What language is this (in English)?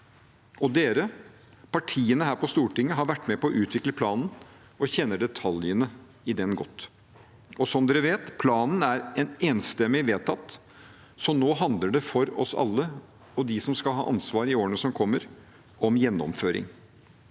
Norwegian